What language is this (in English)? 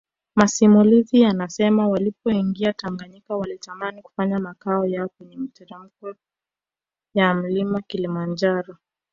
Swahili